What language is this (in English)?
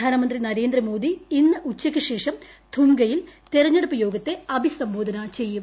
Malayalam